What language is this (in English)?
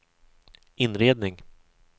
Swedish